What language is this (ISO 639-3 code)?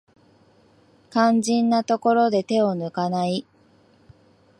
jpn